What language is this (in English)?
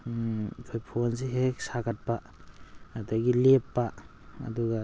Manipuri